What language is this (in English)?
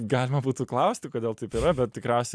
Lithuanian